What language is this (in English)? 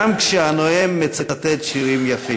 Hebrew